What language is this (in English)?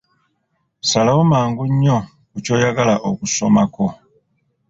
Ganda